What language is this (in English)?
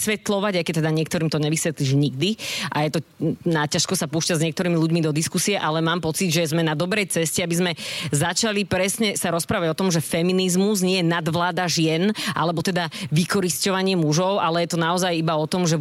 Slovak